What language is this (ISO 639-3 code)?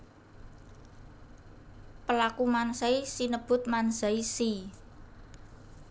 jav